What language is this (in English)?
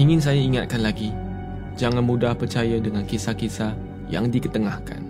Malay